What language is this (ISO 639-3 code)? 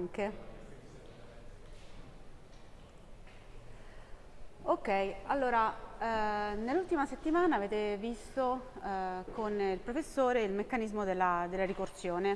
ita